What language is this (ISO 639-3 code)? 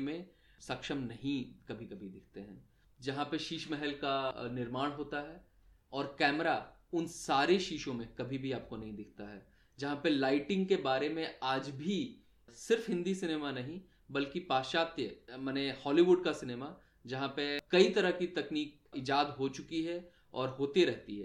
hin